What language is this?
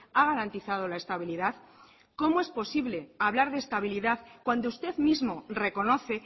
Spanish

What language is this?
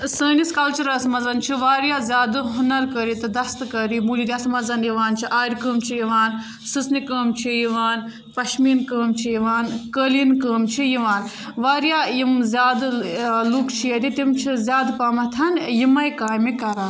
Kashmiri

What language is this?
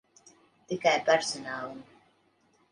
Latvian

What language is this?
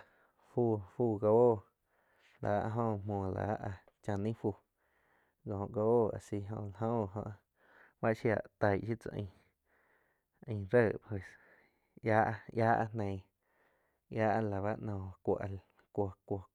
Quiotepec Chinantec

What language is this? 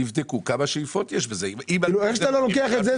Hebrew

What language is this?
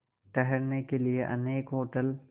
Hindi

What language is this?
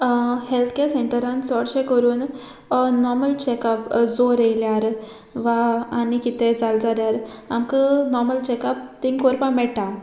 Konkani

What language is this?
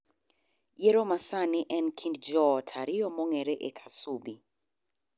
Luo (Kenya and Tanzania)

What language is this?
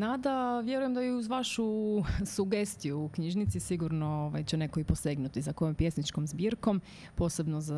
Croatian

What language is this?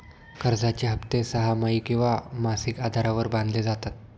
Marathi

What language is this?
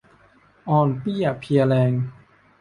Thai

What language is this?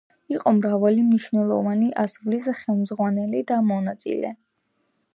Georgian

